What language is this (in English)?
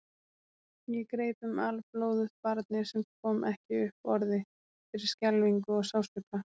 Icelandic